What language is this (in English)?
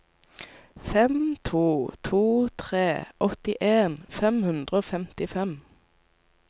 Norwegian